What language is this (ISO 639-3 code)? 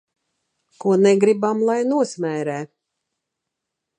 lav